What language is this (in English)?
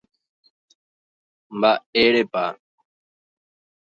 Guarani